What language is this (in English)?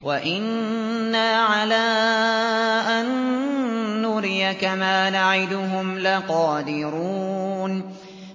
Arabic